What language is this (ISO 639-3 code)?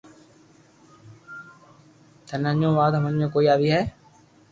lrk